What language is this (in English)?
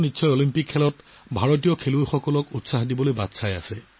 Assamese